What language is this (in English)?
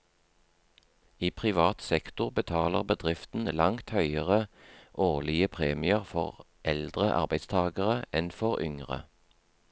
Norwegian